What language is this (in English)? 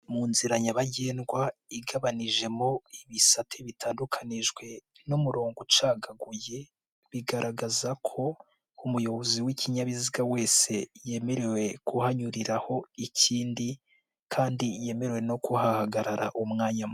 Kinyarwanda